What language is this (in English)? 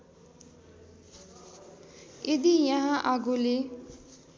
Nepali